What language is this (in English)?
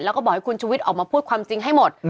Thai